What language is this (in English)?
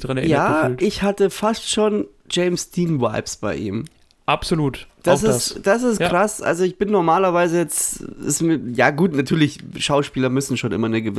German